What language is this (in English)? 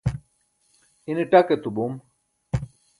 Burushaski